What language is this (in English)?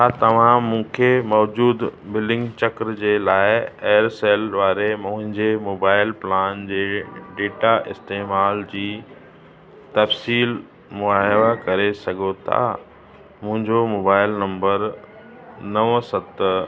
Sindhi